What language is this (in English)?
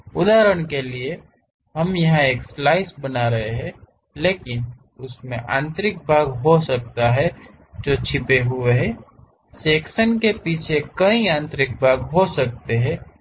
Hindi